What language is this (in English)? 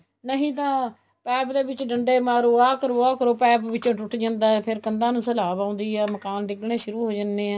Punjabi